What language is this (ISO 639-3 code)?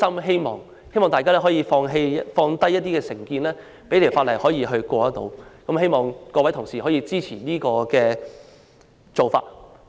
yue